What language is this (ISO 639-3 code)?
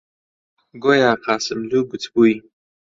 ckb